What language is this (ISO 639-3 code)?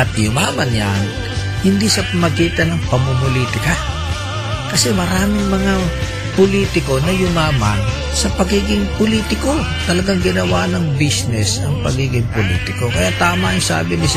fil